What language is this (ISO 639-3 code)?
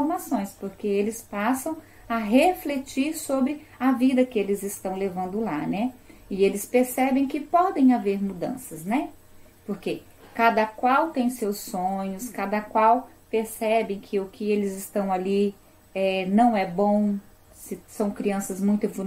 por